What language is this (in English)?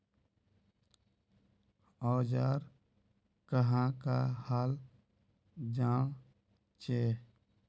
Magahi